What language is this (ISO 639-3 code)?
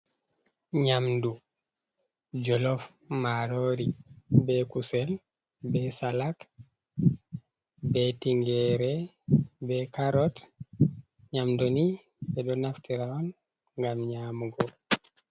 ful